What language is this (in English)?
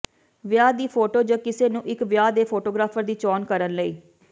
Punjabi